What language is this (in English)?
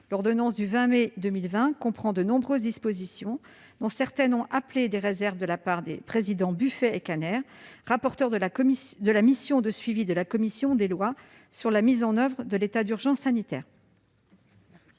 French